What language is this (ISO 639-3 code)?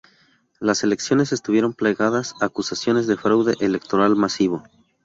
spa